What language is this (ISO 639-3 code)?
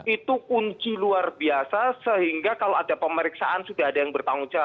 ind